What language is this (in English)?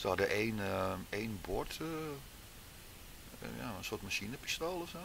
Dutch